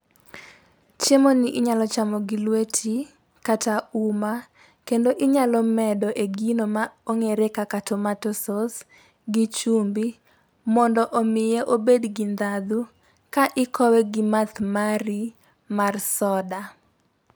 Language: Luo (Kenya and Tanzania)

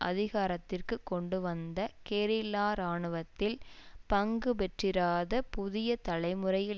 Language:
Tamil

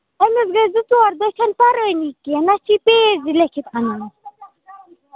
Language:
Kashmiri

